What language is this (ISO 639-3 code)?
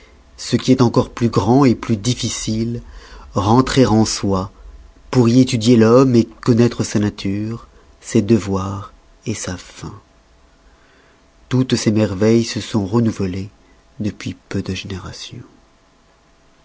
fra